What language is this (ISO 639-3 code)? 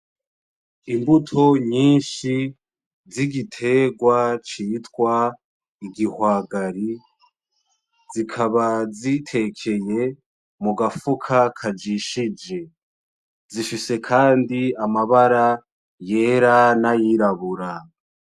run